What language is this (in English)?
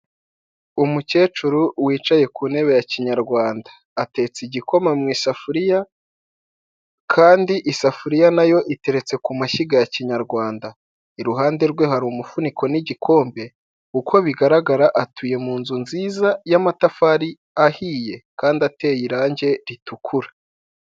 Kinyarwanda